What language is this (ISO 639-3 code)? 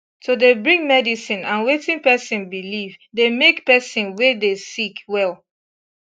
pcm